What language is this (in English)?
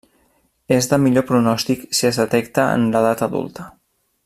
Catalan